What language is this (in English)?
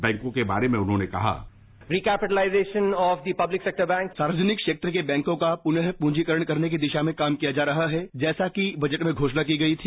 Hindi